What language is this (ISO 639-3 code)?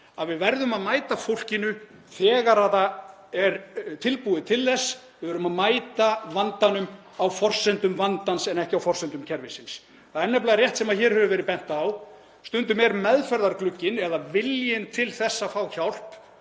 isl